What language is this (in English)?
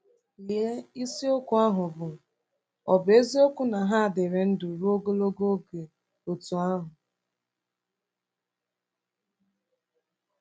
Igbo